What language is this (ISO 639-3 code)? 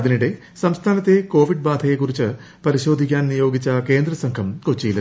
mal